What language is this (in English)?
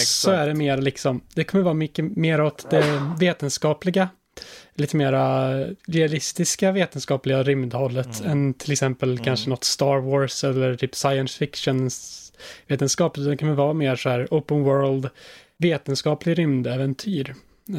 Swedish